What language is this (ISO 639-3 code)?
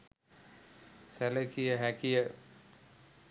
sin